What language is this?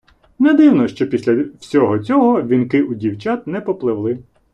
Ukrainian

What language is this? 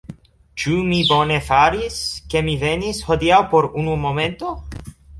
Esperanto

